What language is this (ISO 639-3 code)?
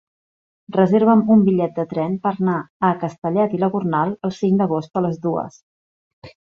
cat